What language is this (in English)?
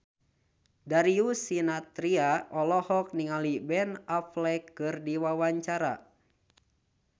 Sundanese